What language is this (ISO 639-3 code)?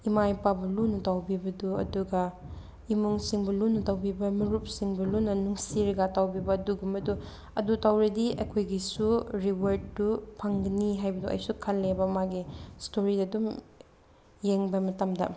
mni